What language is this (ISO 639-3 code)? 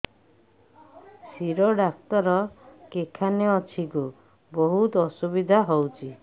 ori